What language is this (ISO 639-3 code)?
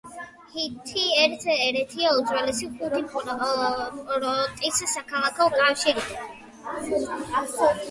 kat